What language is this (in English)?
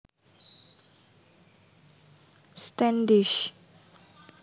Javanese